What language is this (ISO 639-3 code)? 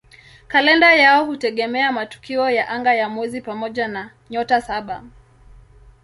swa